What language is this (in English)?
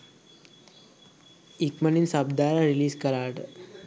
Sinhala